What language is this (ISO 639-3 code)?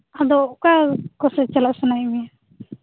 sat